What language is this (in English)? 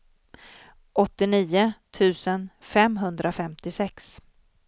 Swedish